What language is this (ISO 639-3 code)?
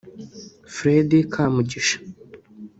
kin